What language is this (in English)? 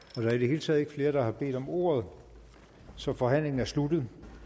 Danish